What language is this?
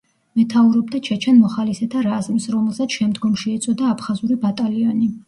Georgian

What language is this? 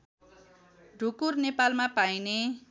Nepali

